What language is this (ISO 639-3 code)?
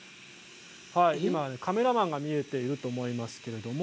jpn